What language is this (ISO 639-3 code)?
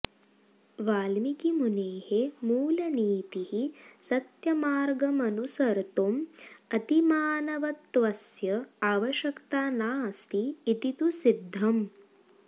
san